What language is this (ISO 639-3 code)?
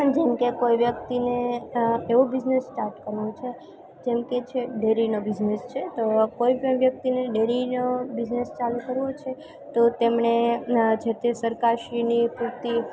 guj